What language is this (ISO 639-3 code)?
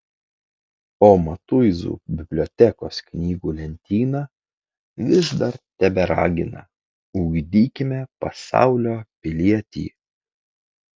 lit